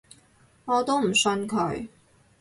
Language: Cantonese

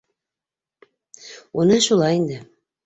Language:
Bashkir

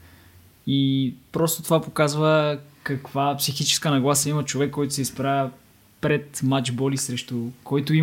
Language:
Bulgarian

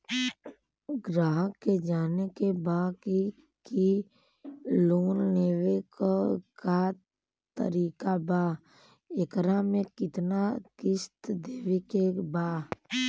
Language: Bhojpuri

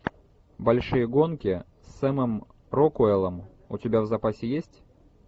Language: Russian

